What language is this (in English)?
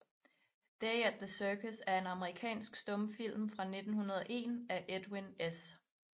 Danish